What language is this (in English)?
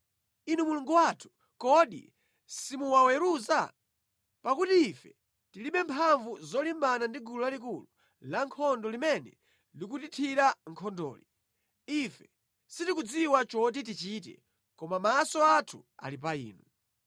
Nyanja